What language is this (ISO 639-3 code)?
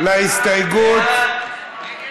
heb